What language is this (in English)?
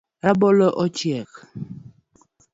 Luo (Kenya and Tanzania)